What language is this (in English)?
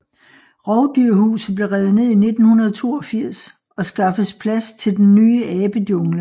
Danish